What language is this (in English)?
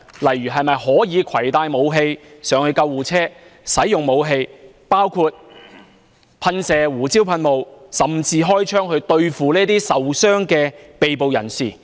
Cantonese